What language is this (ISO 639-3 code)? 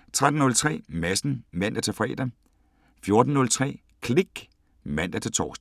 dan